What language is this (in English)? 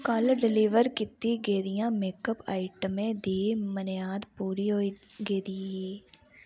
Dogri